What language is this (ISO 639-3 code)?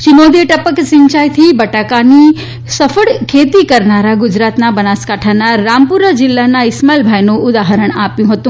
guj